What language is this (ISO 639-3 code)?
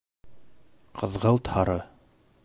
bak